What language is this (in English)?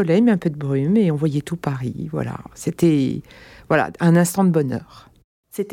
French